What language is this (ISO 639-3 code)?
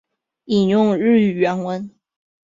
zho